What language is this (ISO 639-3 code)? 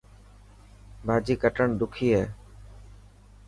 mki